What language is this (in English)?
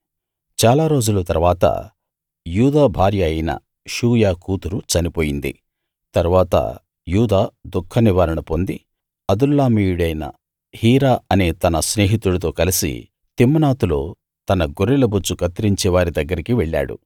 Telugu